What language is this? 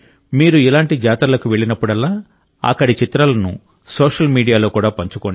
Telugu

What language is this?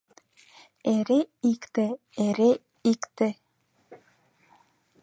Mari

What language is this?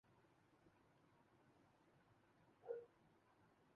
Urdu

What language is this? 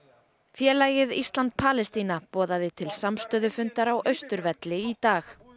Icelandic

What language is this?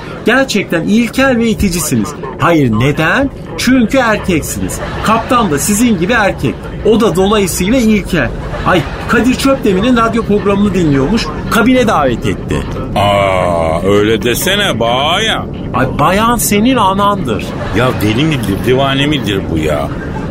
Turkish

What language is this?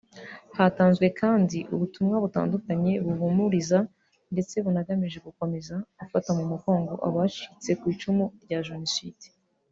Kinyarwanda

